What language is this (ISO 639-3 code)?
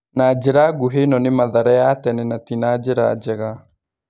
kik